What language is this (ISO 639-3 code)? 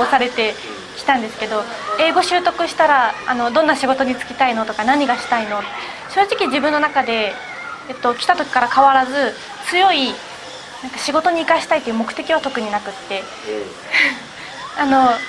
jpn